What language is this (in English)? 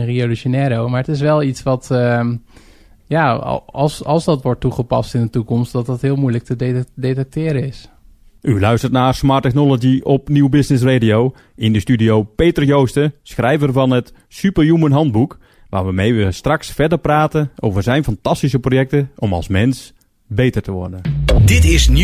Dutch